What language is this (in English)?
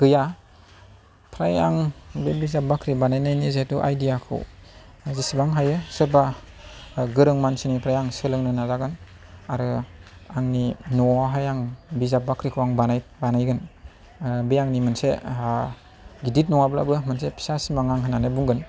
Bodo